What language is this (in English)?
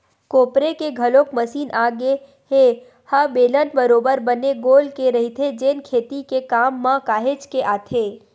Chhattisgarhi